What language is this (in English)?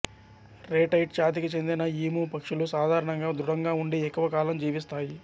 Telugu